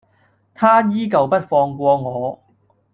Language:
Cantonese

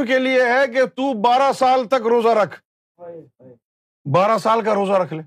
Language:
Urdu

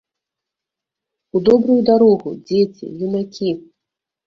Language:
Belarusian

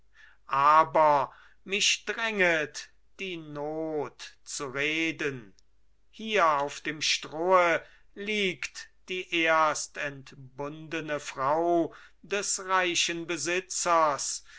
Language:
German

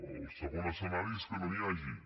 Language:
Catalan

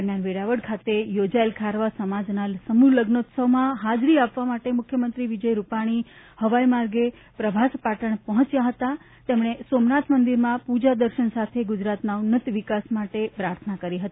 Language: Gujarati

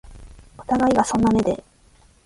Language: Japanese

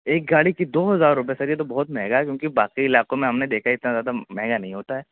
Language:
Urdu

